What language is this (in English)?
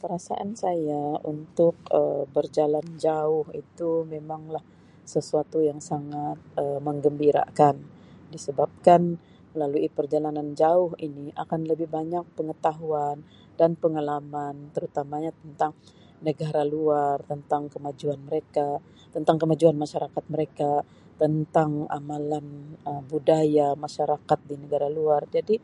Sabah Malay